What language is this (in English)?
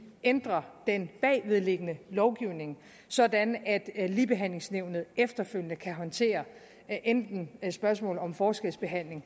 Danish